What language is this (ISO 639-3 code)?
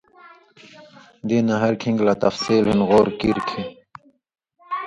mvy